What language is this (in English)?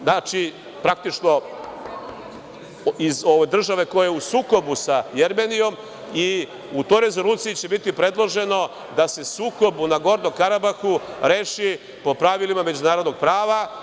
Serbian